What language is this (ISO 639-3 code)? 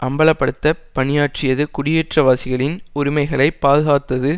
tam